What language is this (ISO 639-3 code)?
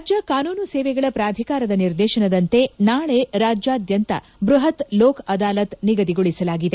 kan